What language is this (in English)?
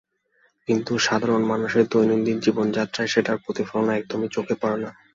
Bangla